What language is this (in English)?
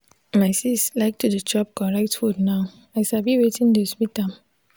Nigerian Pidgin